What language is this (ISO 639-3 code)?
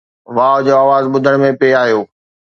snd